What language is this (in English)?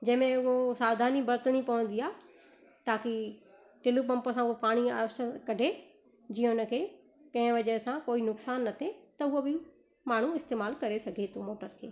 Sindhi